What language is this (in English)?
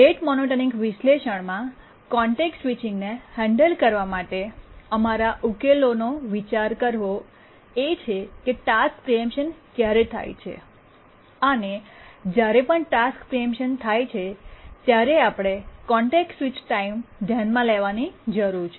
Gujarati